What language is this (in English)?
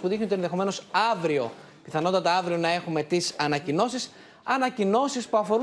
Greek